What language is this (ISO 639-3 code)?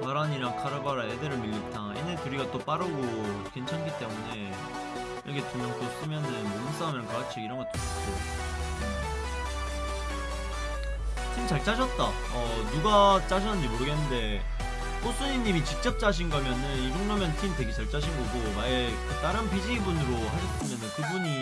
kor